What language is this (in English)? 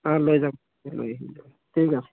Assamese